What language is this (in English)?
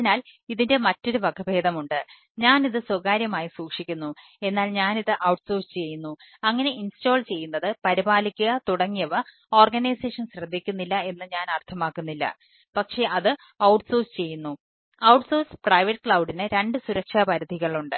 Malayalam